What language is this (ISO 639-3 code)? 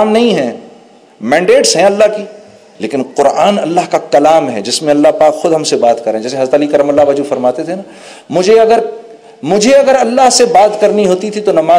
urd